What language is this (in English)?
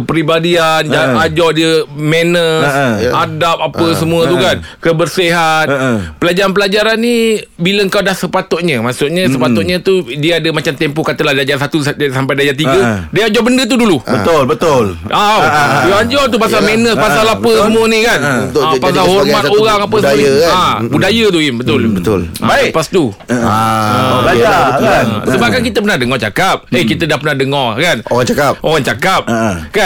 Malay